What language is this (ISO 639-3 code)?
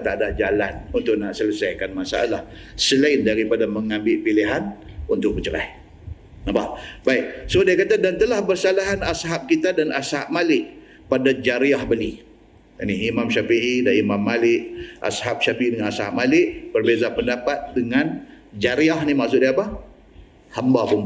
msa